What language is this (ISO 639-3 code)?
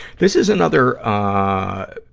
eng